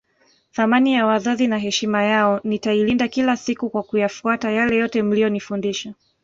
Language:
Swahili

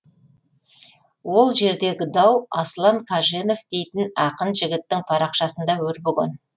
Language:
Kazakh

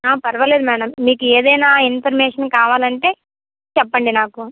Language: Telugu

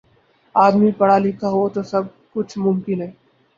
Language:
Urdu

